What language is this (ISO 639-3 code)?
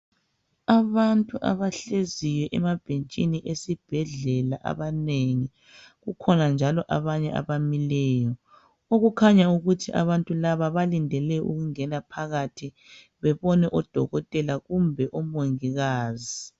nde